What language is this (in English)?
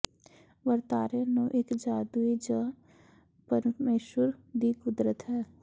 Punjabi